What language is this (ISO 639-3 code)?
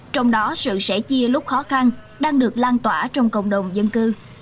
vie